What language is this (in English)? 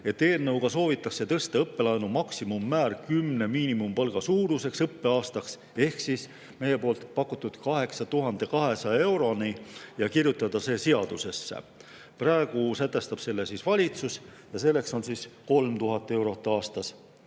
Estonian